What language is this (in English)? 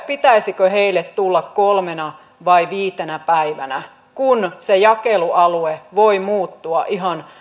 Finnish